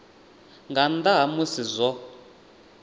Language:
Venda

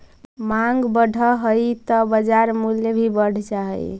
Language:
Magahi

